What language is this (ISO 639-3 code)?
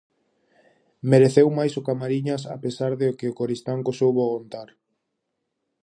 glg